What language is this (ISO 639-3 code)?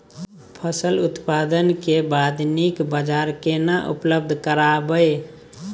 mai